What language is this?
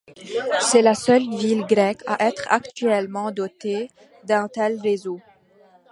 French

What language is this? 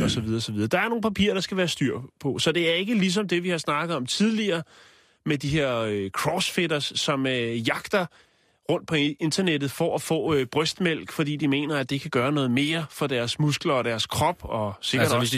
Danish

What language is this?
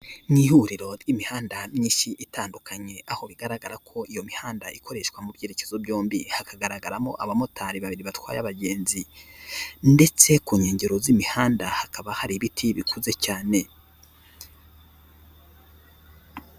Kinyarwanda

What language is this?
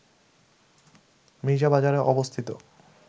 Bangla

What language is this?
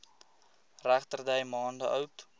Afrikaans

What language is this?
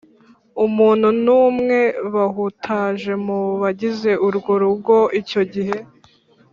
Kinyarwanda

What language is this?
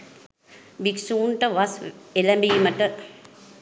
Sinhala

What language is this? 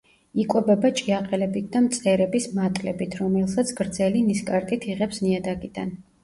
Georgian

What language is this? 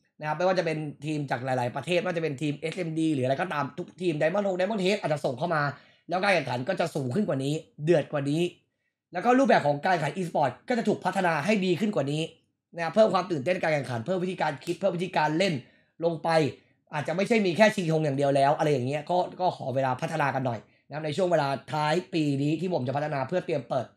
Thai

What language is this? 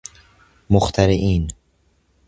Persian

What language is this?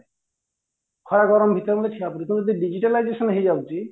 Odia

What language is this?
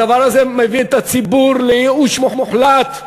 Hebrew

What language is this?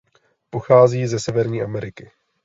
Czech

